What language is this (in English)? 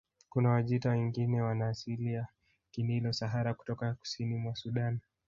Swahili